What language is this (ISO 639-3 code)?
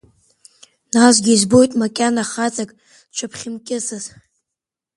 abk